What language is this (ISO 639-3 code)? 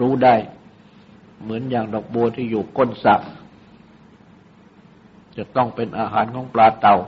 tha